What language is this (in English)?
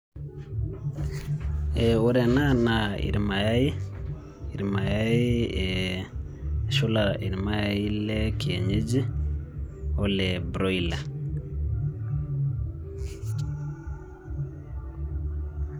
Masai